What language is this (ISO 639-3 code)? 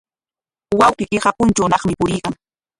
qwa